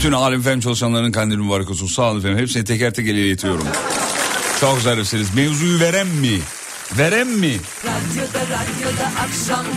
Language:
Turkish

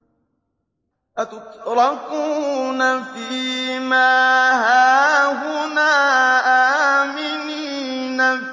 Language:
Arabic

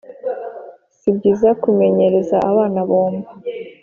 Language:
Kinyarwanda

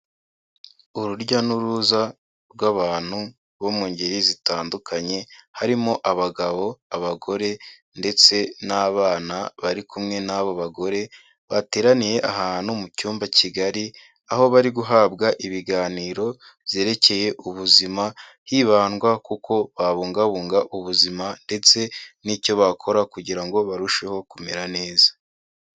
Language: Kinyarwanda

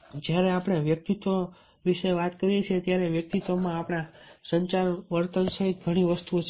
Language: Gujarati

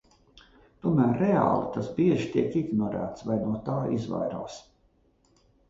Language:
Latvian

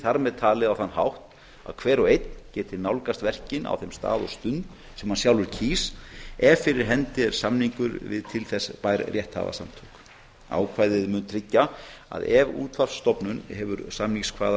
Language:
Icelandic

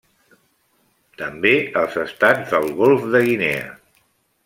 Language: Catalan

